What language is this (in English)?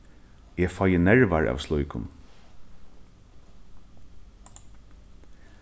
Faroese